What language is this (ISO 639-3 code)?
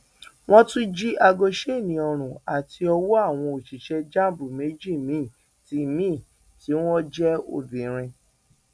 yor